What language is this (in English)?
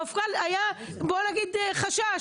Hebrew